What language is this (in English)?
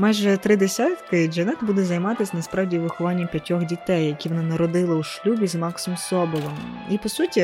Ukrainian